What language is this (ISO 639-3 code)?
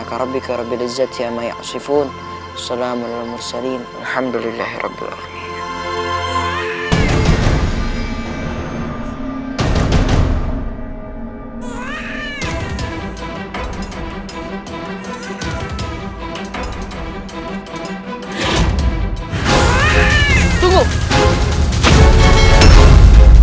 ind